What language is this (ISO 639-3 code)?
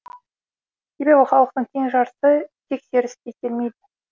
kaz